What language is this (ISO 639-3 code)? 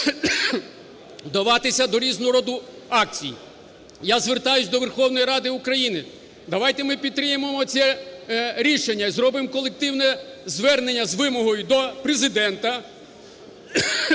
ukr